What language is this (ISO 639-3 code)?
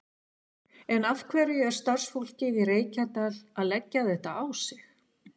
isl